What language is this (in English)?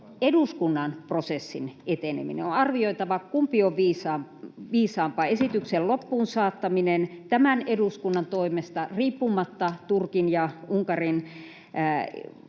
Finnish